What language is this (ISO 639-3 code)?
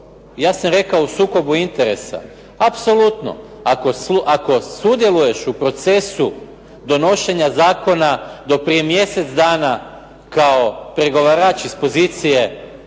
hrv